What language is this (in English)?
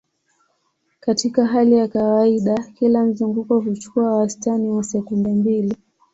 Swahili